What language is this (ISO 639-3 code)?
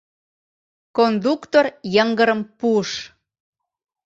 chm